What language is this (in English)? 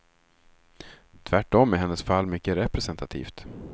Swedish